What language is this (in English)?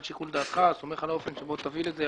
Hebrew